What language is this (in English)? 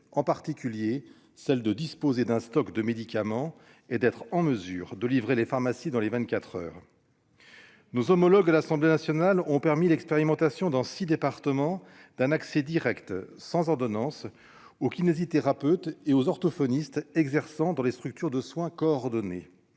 French